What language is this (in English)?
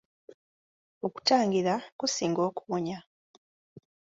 Ganda